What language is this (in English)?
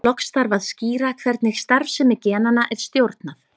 Icelandic